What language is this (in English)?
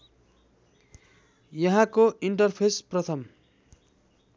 Nepali